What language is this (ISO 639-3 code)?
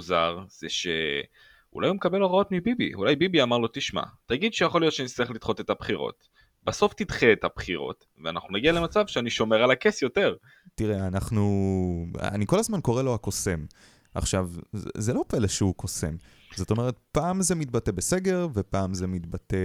heb